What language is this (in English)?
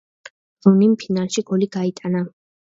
Georgian